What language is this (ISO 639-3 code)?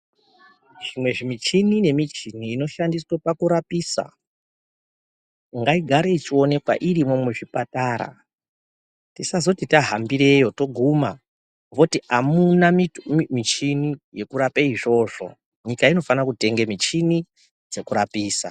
ndc